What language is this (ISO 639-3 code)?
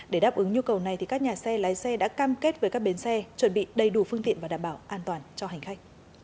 vie